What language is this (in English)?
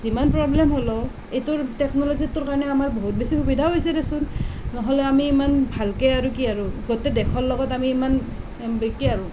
Assamese